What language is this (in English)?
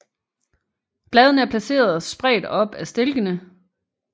Danish